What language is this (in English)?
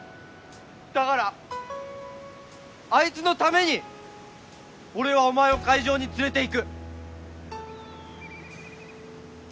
Japanese